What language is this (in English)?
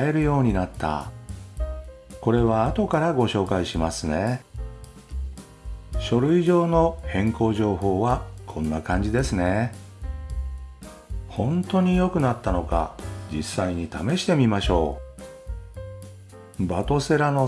Japanese